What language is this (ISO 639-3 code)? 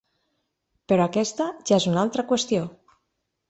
cat